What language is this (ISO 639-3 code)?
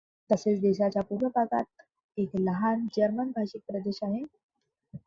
mar